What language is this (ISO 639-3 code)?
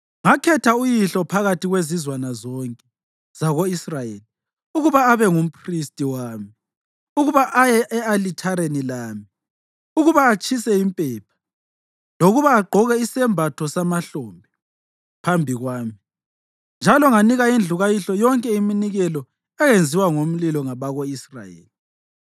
nde